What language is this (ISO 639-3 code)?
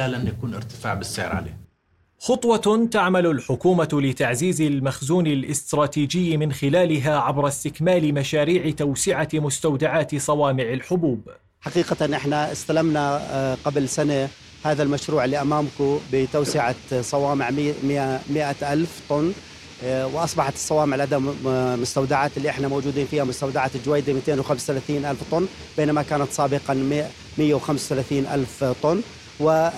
ara